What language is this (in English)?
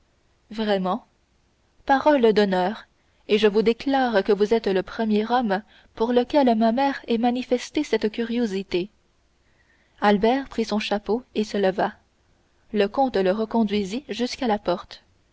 French